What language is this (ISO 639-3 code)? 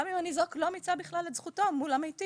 heb